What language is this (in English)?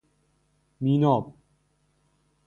Persian